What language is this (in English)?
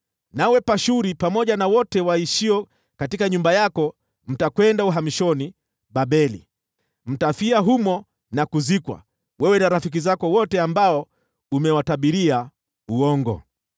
Swahili